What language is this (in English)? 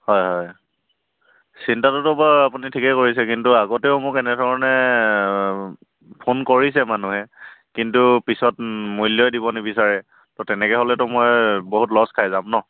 Assamese